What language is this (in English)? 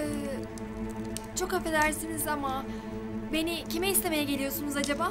Turkish